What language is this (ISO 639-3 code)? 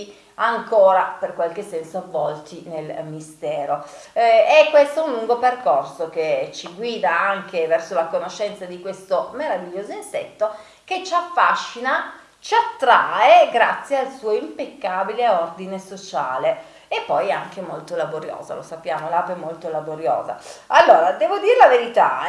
ita